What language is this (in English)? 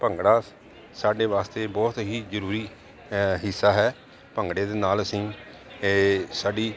Punjabi